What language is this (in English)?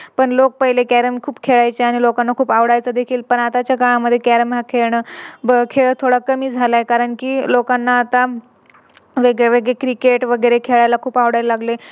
Marathi